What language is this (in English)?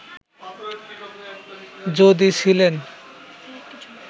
Bangla